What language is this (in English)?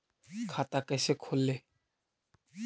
Magahi